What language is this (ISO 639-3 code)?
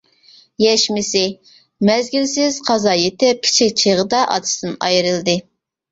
uig